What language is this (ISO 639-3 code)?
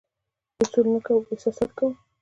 pus